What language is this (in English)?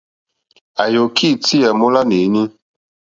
Mokpwe